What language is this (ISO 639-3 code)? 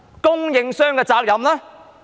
yue